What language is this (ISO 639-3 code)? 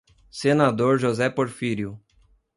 por